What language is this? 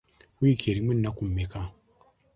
Ganda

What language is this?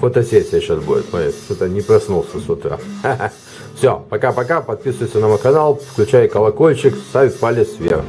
Russian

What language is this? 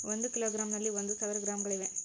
Kannada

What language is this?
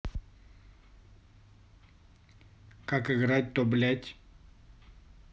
Russian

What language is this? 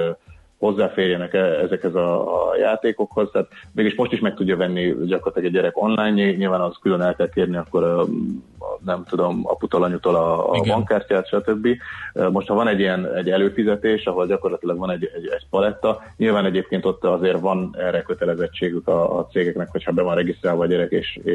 Hungarian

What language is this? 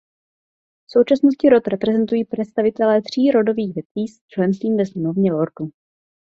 Czech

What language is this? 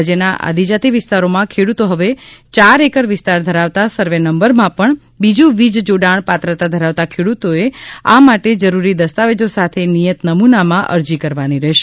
Gujarati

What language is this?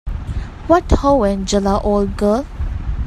English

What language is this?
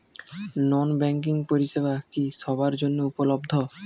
Bangla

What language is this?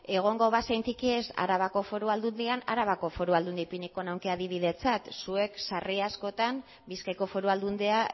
Basque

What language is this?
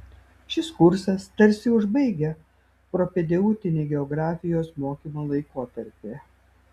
Lithuanian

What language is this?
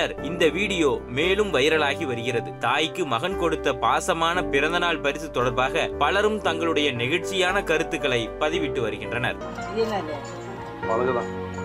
Tamil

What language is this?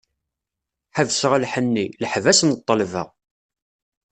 Kabyle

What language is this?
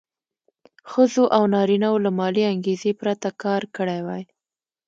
Pashto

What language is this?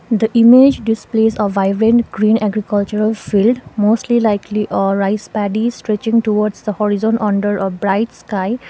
English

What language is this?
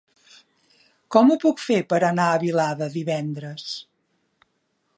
Catalan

